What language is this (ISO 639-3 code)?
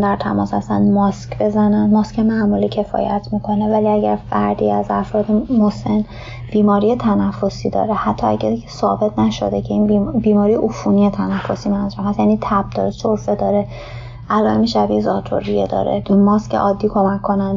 fas